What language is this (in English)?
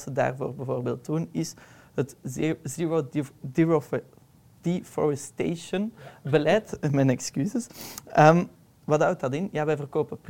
Dutch